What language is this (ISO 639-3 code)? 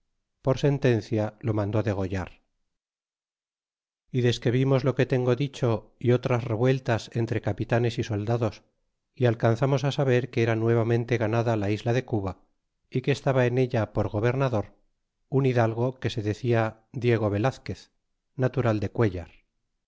spa